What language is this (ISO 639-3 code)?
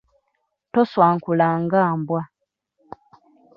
lug